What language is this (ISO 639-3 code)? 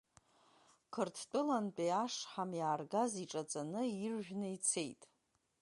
abk